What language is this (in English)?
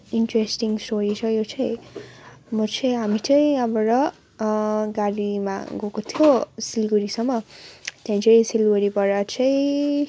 Nepali